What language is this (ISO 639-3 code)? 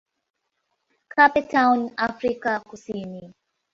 swa